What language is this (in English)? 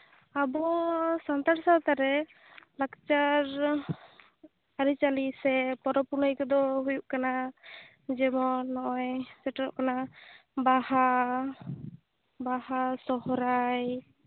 Santali